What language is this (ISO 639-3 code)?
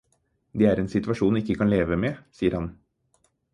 nob